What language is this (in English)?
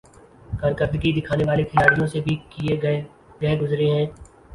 Urdu